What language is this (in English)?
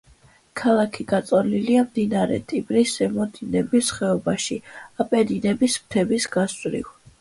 Georgian